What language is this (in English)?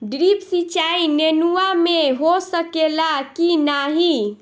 Bhojpuri